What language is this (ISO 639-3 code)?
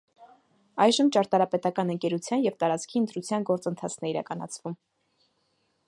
hye